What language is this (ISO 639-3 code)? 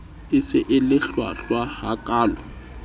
sot